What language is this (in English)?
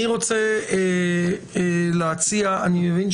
Hebrew